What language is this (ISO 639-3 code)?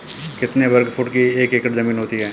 hin